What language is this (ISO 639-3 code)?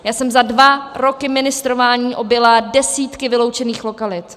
ces